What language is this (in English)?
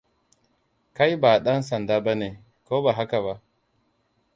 Hausa